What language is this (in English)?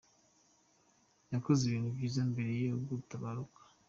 Kinyarwanda